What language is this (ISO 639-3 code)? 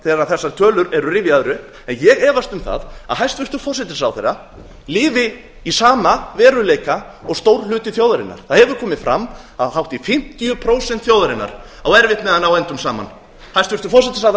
isl